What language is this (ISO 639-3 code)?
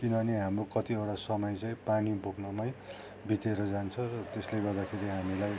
nep